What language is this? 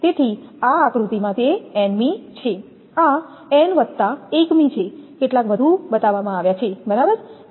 Gujarati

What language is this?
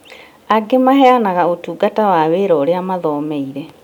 Kikuyu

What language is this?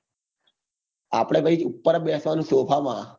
Gujarati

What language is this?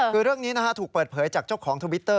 Thai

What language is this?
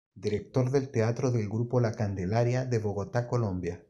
Spanish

